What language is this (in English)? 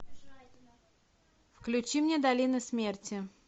Russian